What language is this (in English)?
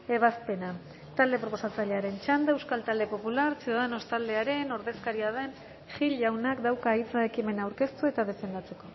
Basque